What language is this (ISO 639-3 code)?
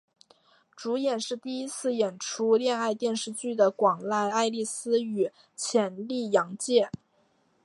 zho